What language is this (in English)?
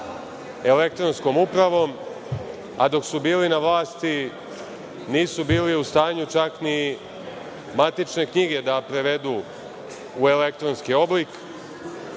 Serbian